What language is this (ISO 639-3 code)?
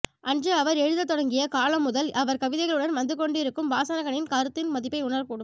tam